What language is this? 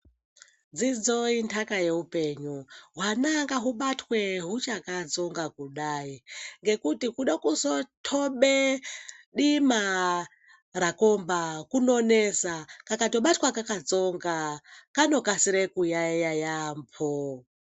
Ndau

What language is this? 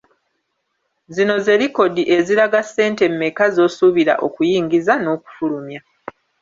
Ganda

